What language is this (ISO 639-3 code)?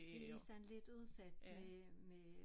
dan